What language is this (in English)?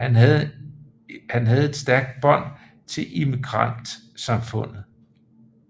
Danish